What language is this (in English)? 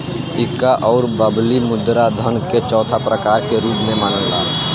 Bhojpuri